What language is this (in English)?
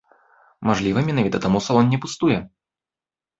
Belarusian